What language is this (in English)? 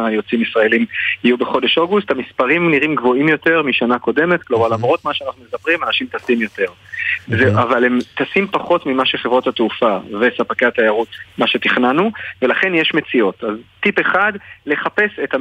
Hebrew